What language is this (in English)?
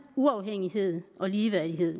Danish